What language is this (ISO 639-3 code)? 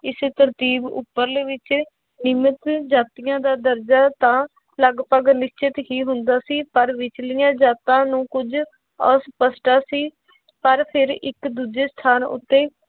pan